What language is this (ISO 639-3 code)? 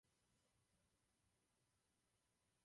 ces